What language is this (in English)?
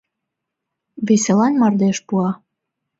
Mari